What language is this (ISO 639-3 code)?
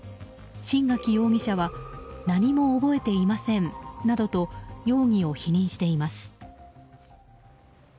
jpn